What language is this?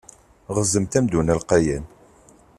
Kabyle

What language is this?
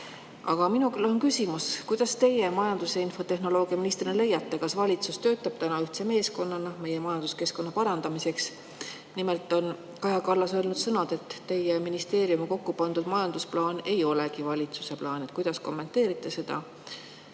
Estonian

